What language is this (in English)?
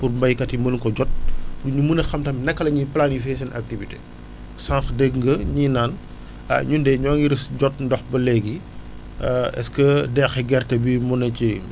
Wolof